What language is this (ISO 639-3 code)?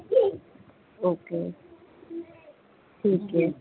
urd